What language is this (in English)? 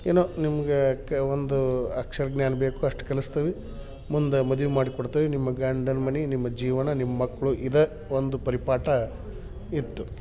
Kannada